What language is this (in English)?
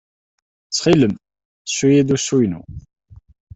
Kabyle